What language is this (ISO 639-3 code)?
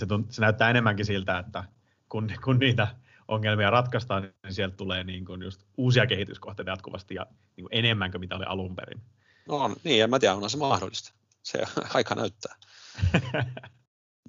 fin